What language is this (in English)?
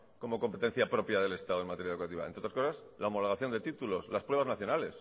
Spanish